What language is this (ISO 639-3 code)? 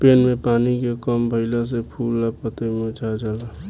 bho